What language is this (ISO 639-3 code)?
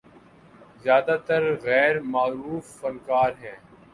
urd